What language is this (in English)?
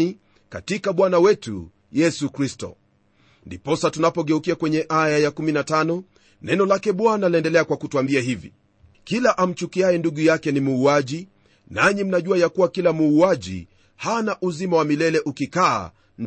Swahili